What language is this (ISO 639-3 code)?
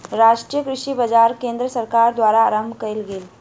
mai